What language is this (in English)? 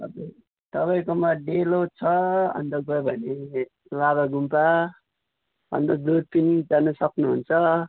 Nepali